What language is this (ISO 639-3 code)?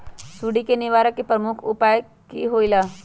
mag